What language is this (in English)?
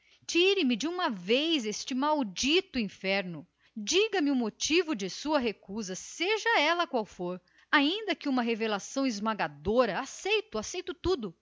Portuguese